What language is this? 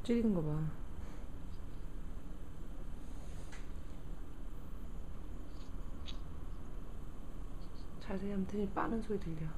Korean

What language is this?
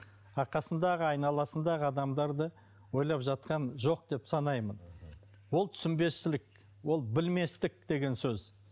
Kazakh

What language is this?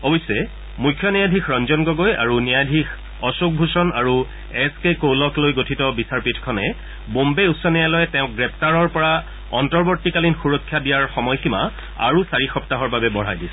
Assamese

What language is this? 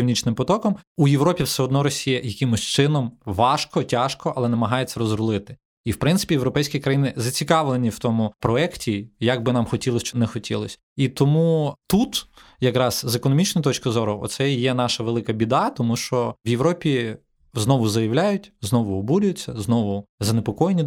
Ukrainian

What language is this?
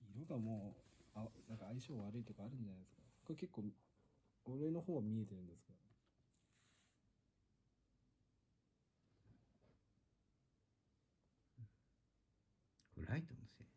Japanese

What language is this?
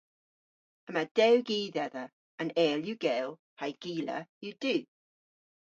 Cornish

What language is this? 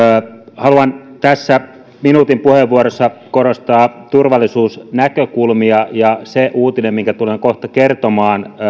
Finnish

